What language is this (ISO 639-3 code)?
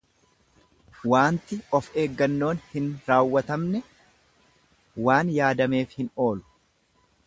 orm